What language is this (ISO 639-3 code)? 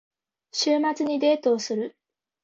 jpn